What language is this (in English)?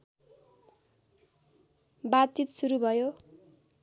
Nepali